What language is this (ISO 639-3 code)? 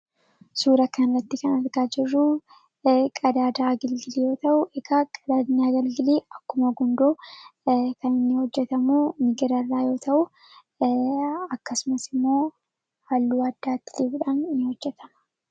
orm